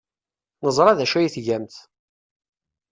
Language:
Kabyle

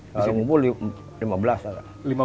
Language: Indonesian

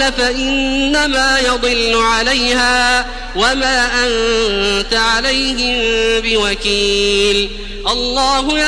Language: Arabic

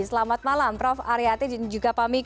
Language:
Indonesian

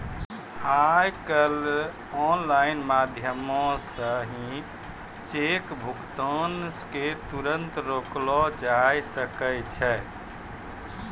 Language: Maithili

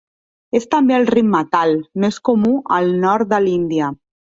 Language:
Catalan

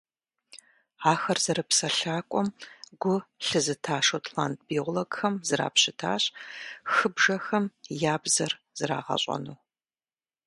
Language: Kabardian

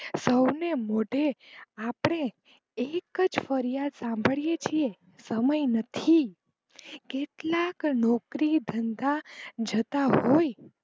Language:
Gujarati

